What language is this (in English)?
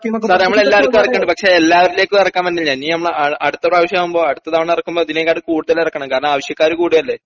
Malayalam